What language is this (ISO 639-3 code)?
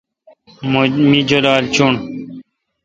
xka